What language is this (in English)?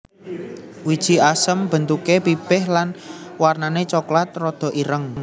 Javanese